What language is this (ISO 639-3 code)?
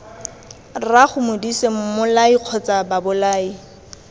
tsn